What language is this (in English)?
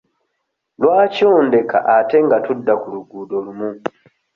Ganda